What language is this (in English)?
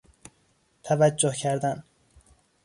Persian